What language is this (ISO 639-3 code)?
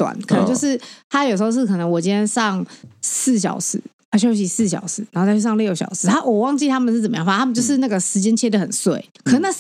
zho